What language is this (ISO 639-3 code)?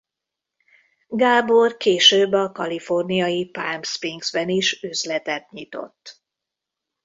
hun